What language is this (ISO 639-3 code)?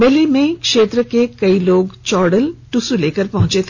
hin